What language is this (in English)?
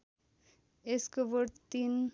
Nepali